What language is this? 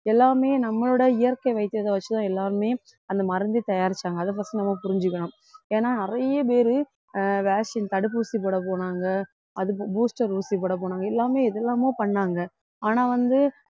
Tamil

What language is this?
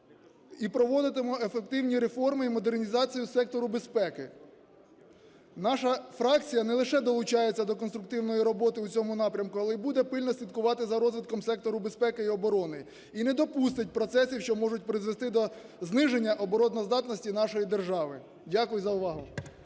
Ukrainian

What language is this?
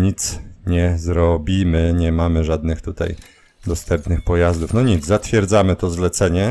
Polish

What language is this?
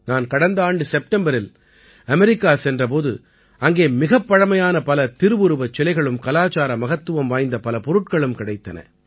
Tamil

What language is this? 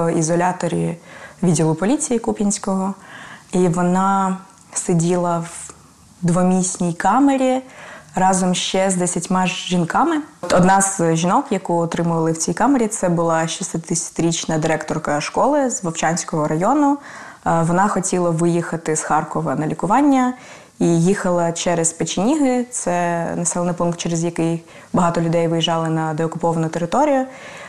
Ukrainian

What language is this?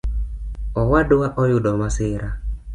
Luo (Kenya and Tanzania)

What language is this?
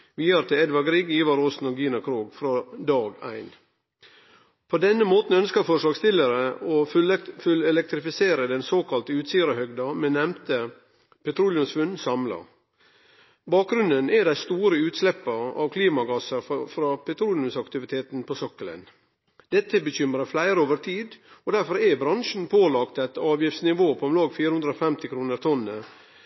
Norwegian Nynorsk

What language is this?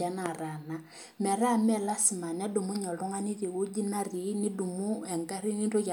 Masai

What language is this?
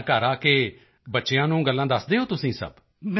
Punjabi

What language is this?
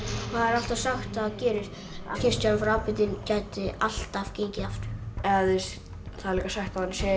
Icelandic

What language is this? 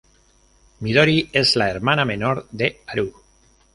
Spanish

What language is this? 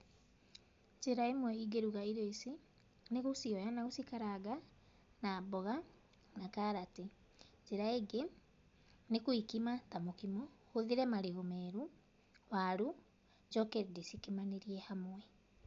Kikuyu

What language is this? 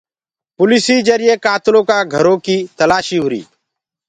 Gurgula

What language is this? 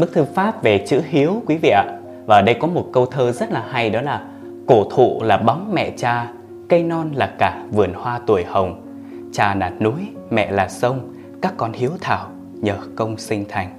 Vietnamese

